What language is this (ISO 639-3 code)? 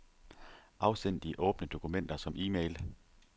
dan